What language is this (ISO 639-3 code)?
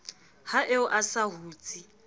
sot